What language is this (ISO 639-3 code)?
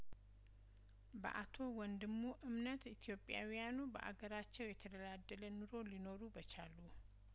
amh